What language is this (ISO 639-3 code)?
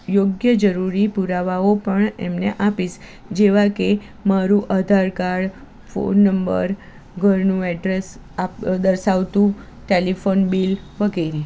guj